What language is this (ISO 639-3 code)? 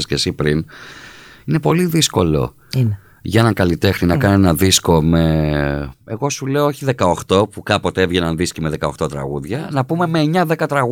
ell